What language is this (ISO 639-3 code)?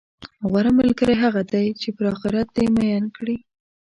pus